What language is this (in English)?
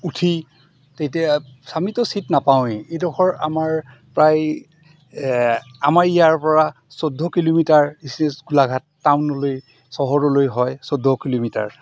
Assamese